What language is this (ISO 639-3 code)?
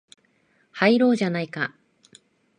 jpn